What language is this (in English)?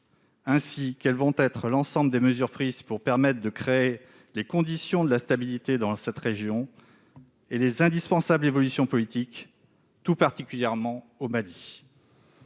French